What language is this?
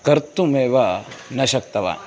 Sanskrit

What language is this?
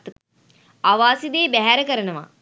Sinhala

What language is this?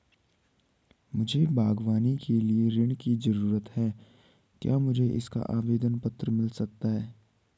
Hindi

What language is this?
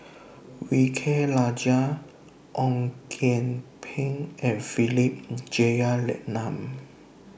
English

